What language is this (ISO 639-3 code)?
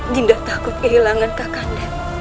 ind